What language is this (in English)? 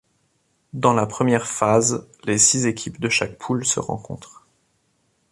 French